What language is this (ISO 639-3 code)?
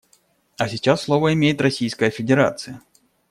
rus